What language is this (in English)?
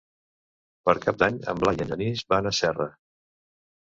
Catalan